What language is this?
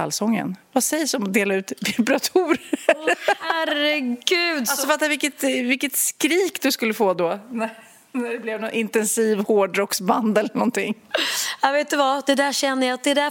Swedish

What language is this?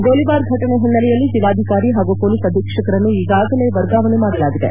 Kannada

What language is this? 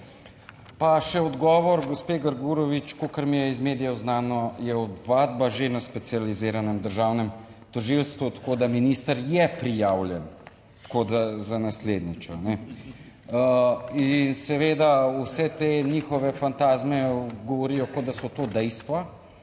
Slovenian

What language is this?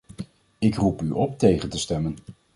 Dutch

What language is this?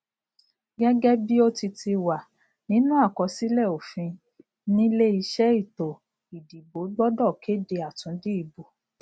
Yoruba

